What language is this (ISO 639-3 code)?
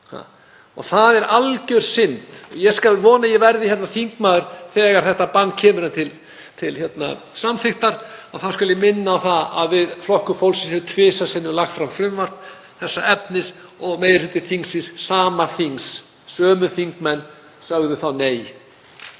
isl